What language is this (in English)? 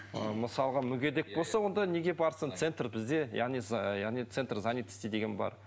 Kazakh